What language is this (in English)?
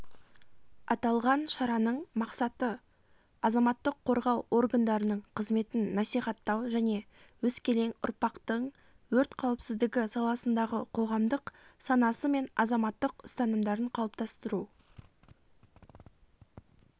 Kazakh